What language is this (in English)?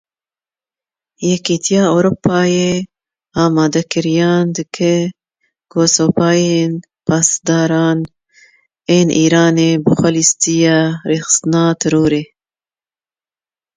Kurdish